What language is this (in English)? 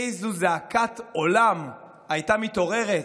Hebrew